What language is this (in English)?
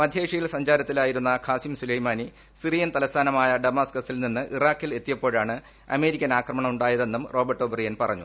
Malayalam